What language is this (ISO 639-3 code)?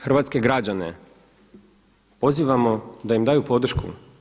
hrv